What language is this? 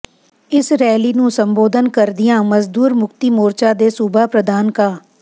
Punjabi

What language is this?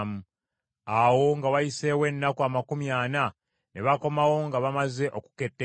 Ganda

